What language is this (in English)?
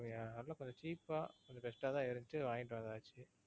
Tamil